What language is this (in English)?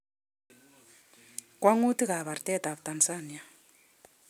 Kalenjin